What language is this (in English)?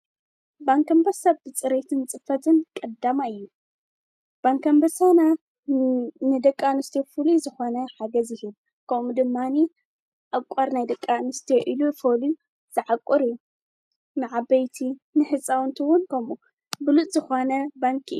Tigrinya